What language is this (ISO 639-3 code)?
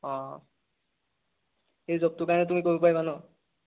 asm